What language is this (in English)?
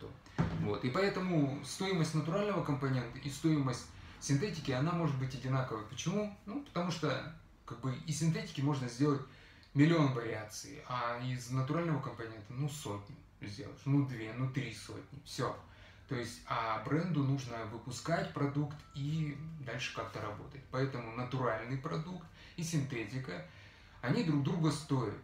Russian